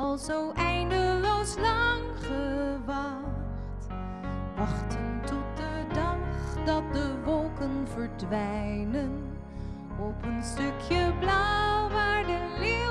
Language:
Dutch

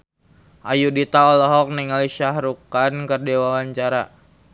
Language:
Sundanese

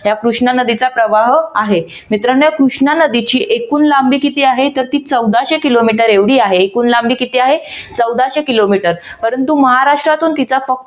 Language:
Marathi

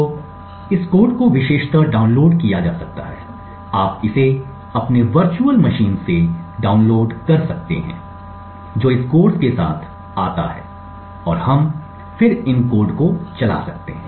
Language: Hindi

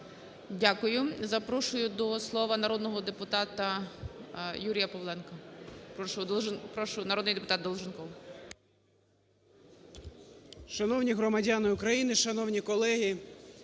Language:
Ukrainian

